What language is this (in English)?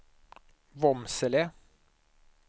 Swedish